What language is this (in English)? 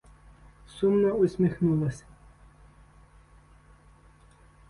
Ukrainian